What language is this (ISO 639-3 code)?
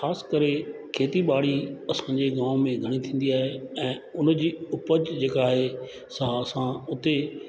snd